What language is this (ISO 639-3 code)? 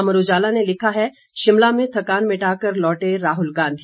hin